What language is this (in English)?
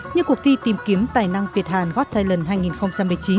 Vietnamese